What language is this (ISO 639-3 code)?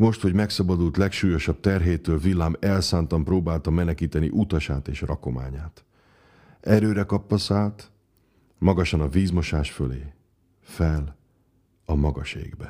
hun